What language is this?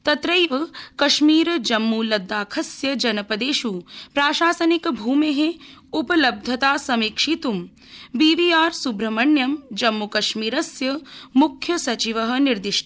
Sanskrit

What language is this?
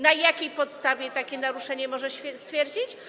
Polish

